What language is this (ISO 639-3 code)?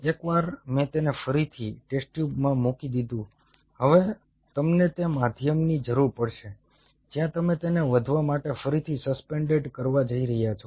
guj